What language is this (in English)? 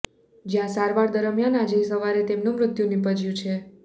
Gujarati